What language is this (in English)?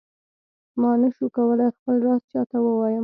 Pashto